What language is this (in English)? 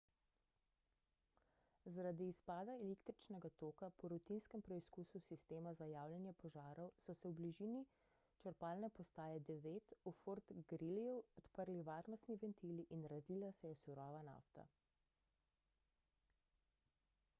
Slovenian